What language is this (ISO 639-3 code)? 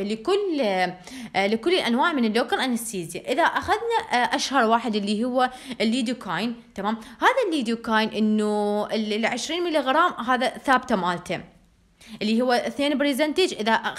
ara